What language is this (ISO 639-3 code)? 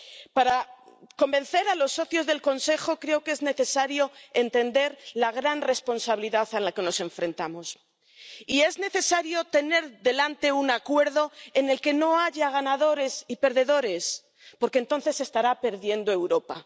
spa